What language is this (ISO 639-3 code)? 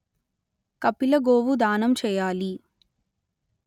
tel